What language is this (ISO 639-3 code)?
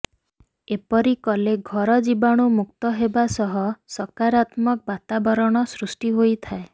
ori